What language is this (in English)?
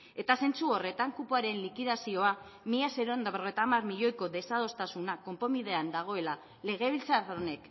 Basque